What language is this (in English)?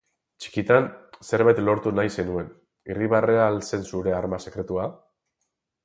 Basque